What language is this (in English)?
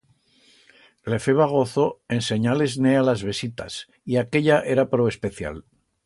Aragonese